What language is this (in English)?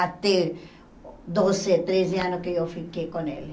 Portuguese